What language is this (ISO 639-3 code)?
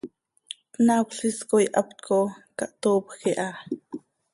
sei